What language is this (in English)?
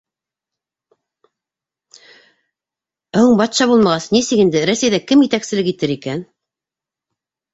Bashkir